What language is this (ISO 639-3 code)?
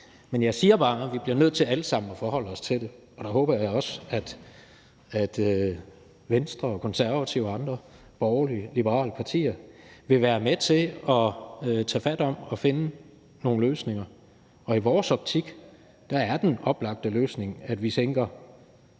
dan